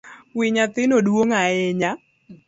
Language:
Luo (Kenya and Tanzania)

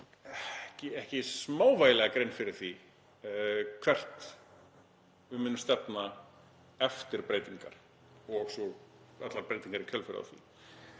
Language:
Icelandic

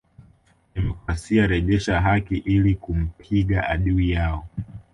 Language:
Swahili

